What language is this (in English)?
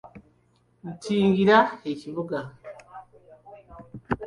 Ganda